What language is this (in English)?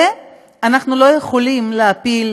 Hebrew